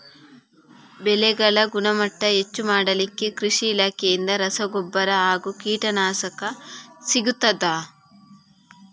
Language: Kannada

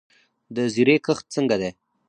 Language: Pashto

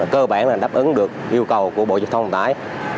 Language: Vietnamese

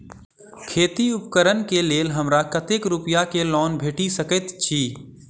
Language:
Maithili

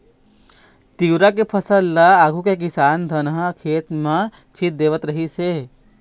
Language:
Chhattisgarhi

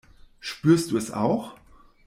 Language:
German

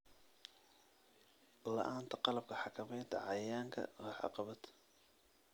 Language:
Somali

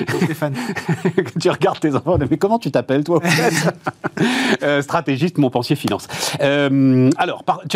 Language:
French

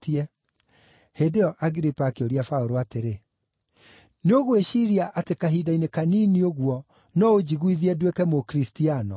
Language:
Kikuyu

